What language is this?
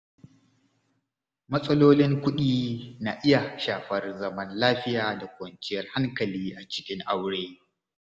Hausa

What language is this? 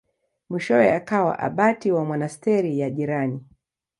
Swahili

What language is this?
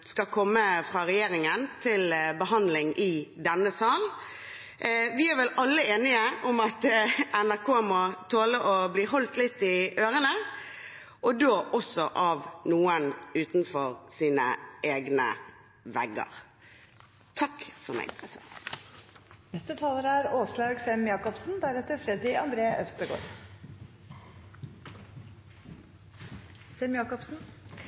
Norwegian Bokmål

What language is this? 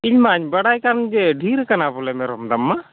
Santali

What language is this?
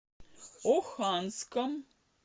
Russian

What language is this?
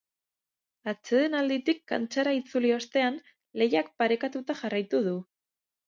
Basque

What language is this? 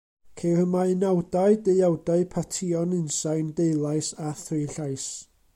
Welsh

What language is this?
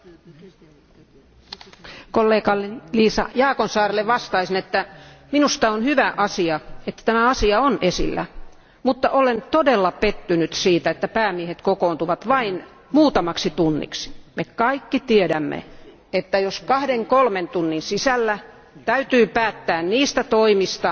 Finnish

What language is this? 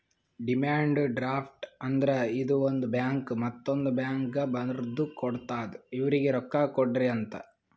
Kannada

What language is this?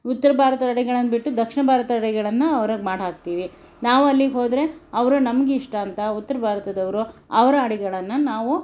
Kannada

